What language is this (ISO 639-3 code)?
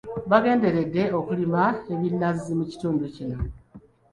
lug